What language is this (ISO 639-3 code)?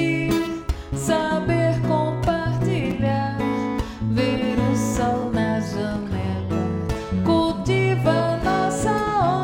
por